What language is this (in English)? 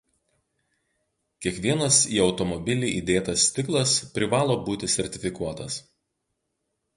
Lithuanian